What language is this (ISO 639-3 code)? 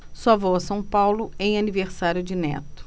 por